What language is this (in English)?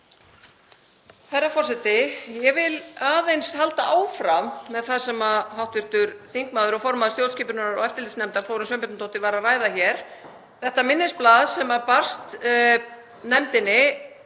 Icelandic